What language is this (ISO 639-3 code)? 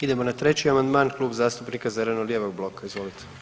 hrv